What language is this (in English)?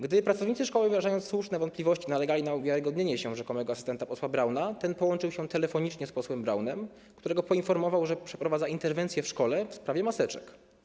Polish